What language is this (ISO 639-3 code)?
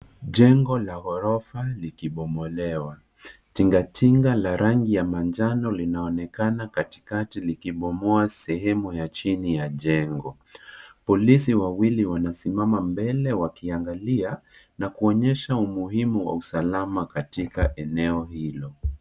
swa